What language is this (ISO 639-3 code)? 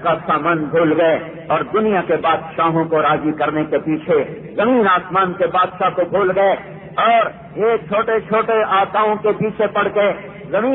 ara